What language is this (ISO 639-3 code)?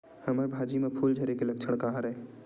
hne